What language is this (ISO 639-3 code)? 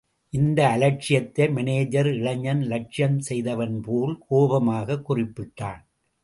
tam